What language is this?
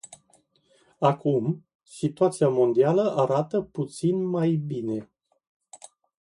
Romanian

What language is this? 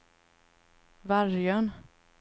Swedish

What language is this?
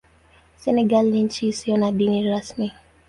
Swahili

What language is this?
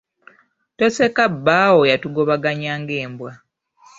Ganda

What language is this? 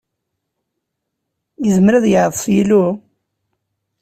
Kabyle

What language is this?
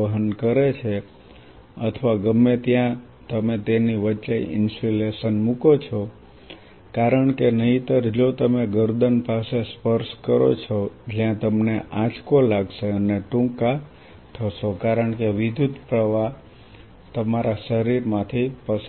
Gujarati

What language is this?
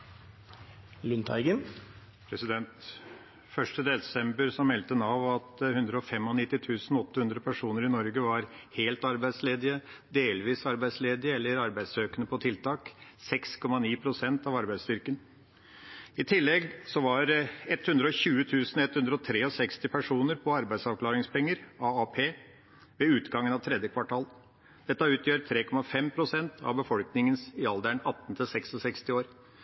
Norwegian Bokmål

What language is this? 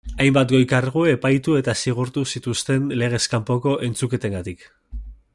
Basque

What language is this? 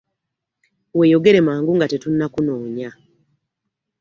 Ganda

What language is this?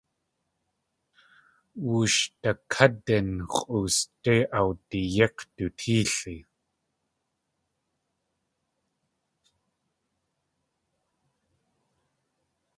Tlingit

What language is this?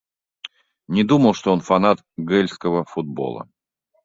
Russian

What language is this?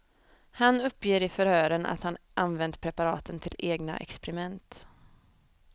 Swedish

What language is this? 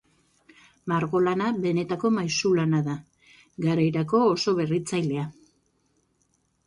Basque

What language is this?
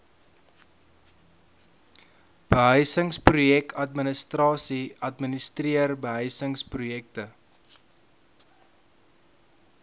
Afrikaans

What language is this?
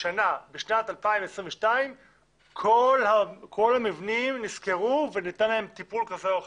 Hebrew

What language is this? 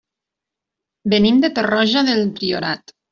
Catalan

